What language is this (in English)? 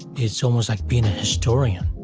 English